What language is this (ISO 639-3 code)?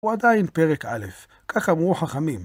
heb